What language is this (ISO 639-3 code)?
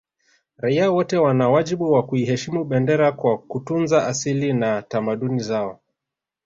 swa